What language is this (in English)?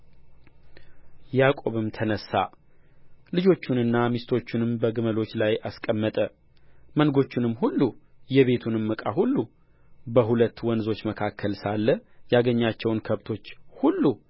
Amharic